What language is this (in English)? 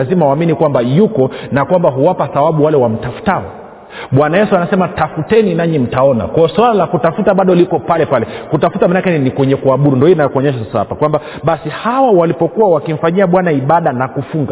Swahili